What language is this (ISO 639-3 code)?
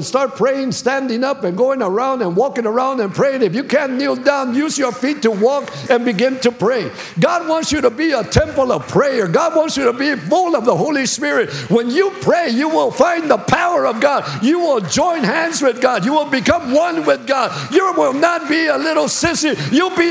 eng